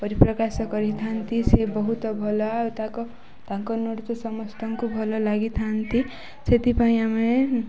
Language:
Odia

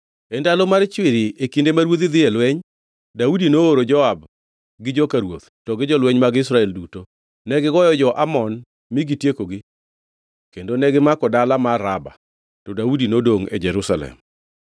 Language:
Luo (Kenya and Tanzania)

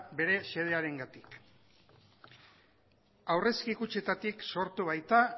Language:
Basque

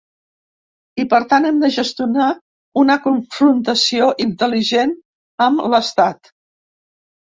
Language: Catalan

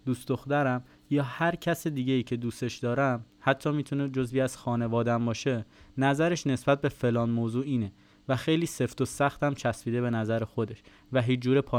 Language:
Persian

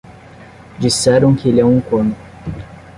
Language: Portuguese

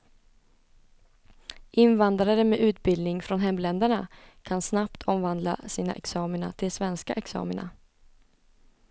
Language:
Swedish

